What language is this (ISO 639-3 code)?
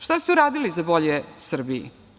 srp